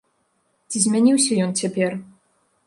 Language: Belarusian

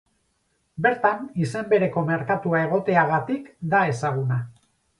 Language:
Basque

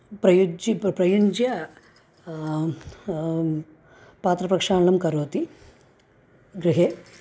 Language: Sanskrit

